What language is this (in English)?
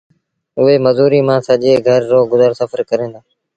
Sindhi Bhil